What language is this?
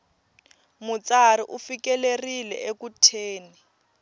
Tsonga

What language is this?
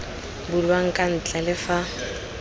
Tswana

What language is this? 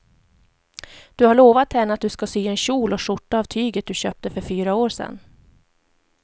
Swedish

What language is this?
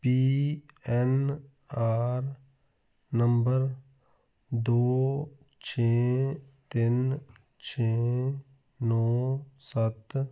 Punjabi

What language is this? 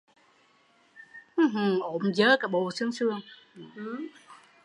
Vietnamese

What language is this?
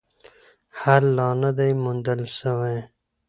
Pashto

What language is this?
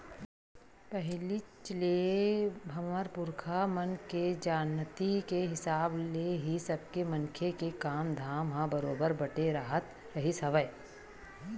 Chhattisgarhi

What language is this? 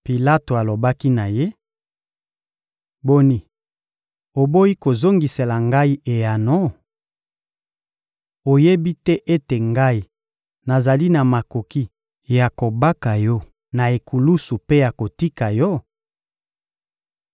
Lingala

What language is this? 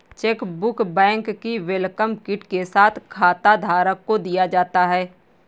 Hindi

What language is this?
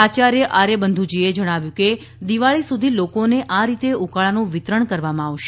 Gujarati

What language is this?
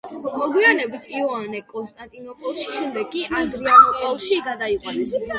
Georgian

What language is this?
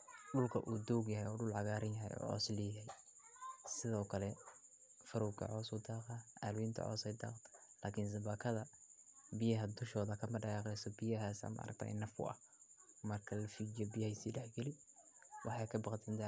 Somali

